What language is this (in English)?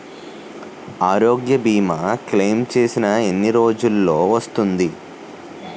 Telugu